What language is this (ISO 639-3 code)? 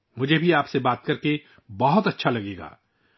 urd